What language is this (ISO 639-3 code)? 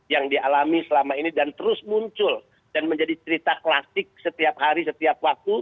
ind